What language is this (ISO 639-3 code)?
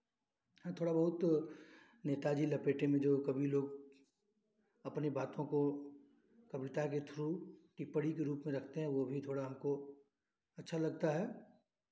hin